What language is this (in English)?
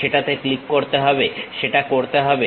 Bangla